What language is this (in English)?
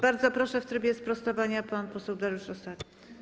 Polish